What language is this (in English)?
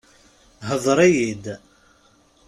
Kabyle